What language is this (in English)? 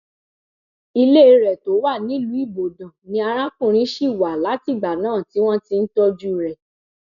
Yoruba